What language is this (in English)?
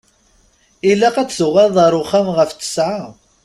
Kabyle